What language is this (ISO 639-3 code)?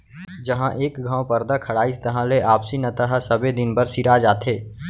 hne